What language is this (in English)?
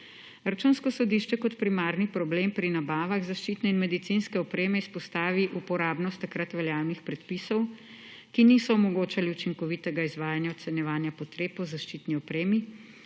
Slovenian